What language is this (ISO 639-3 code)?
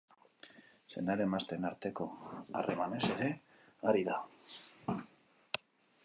eus